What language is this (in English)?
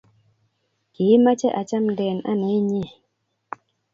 Kalenjin